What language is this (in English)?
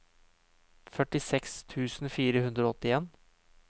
Norwegian